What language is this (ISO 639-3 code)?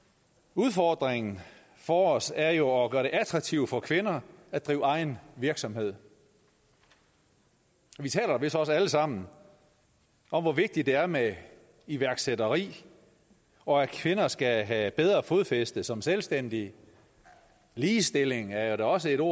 dan